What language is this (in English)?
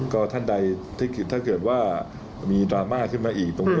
Thai